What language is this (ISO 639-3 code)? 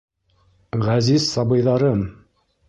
bak